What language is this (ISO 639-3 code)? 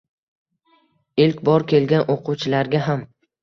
uzb